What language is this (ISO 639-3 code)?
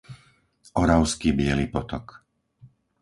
slk